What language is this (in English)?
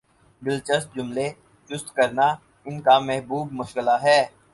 Urdu